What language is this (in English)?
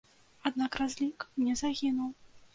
Belarusian